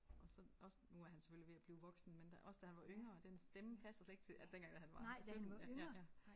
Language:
Danish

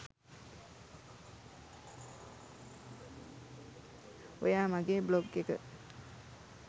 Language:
Sinhala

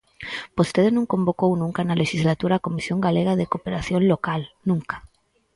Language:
Galician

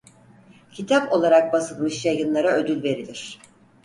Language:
Turkish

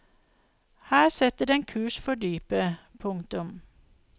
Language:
Norwegian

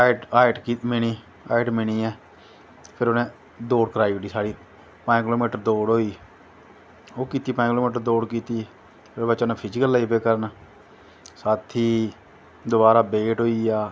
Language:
Dogri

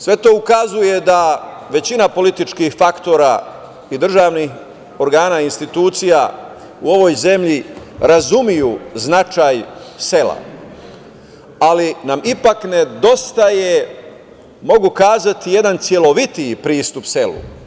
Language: Serbian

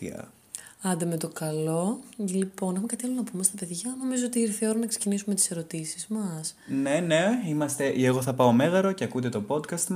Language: Greek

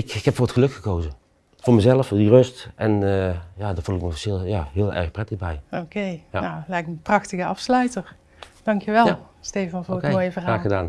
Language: Dutch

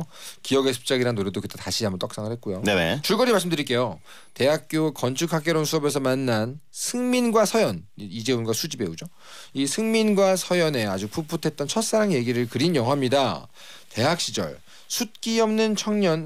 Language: Korean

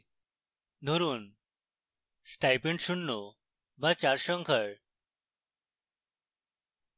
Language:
Bangla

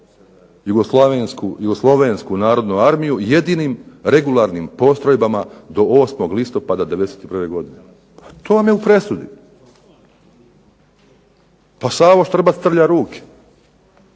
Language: Croatian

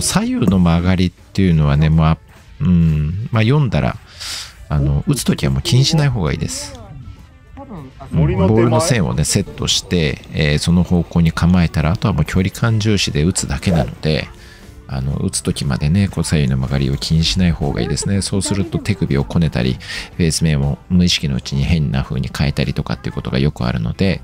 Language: Japanese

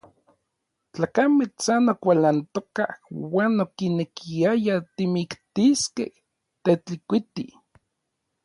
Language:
Orizaba Nahuatl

